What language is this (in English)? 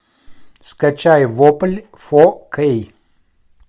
Russian